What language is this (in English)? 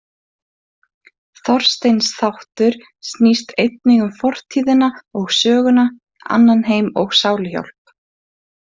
Icelandic